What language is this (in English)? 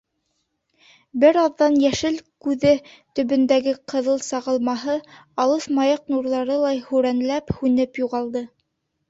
Bashkir